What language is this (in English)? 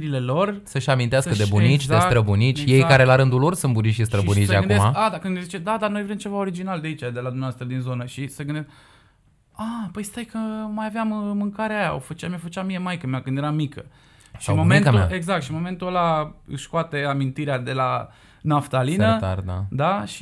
Romanian